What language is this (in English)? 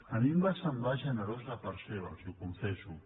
Catalan